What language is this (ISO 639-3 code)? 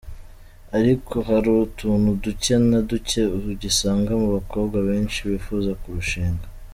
kin